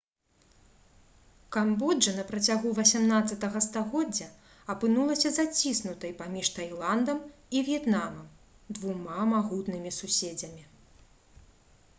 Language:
Belarusian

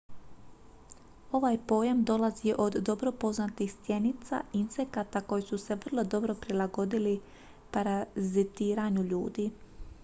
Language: Croatian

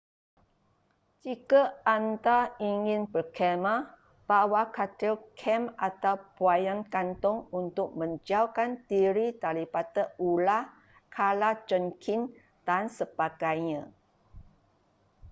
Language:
Malay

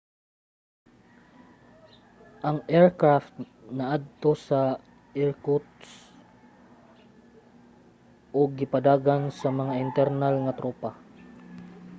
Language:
Cebuano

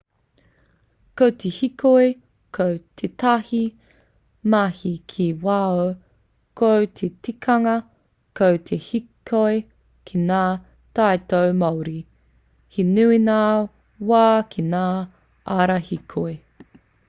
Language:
Māori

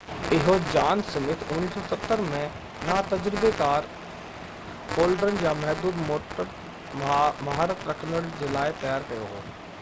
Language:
Sindhi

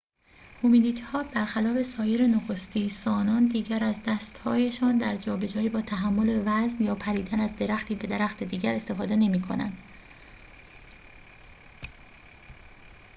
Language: Persian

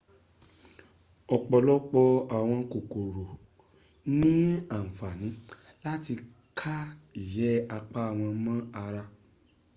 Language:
Yoruba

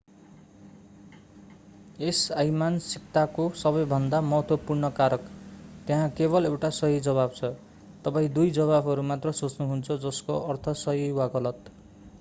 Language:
Nepali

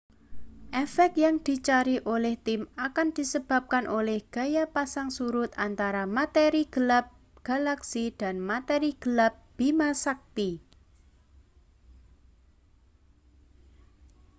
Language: Indonesian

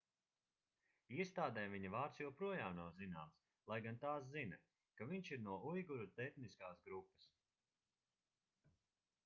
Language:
Latvian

